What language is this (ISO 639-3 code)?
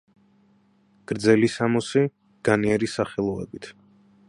kat